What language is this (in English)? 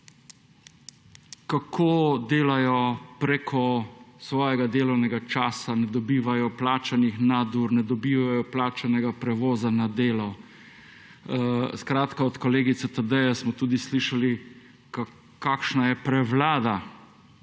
Slovenian